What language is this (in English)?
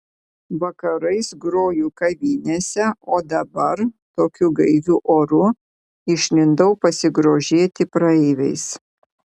Lithuanian